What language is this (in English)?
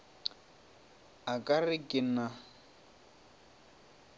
Northern Sotho